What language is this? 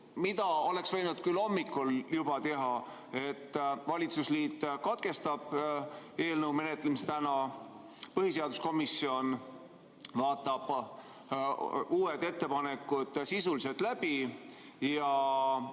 Estonian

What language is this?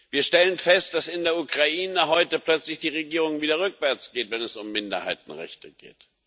German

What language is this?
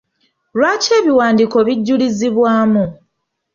Ganda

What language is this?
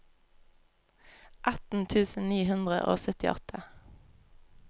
Norwegian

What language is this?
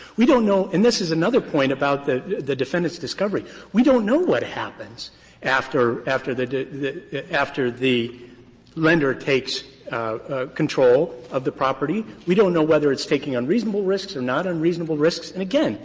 English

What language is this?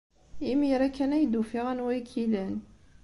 Kabyle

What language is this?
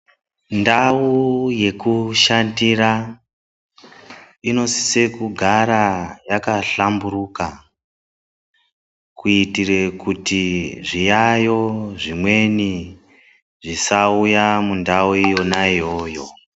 Ndau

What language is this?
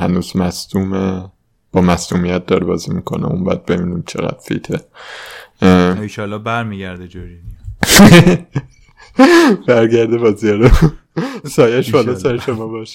Persian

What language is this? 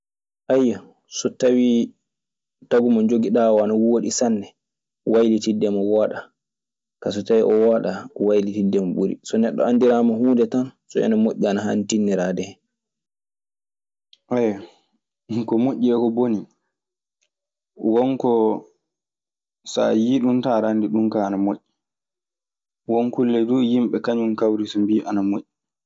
Maasina Fulfulde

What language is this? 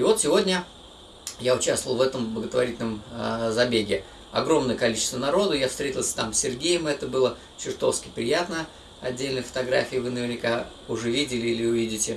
Russian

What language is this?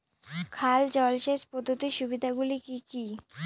Bangla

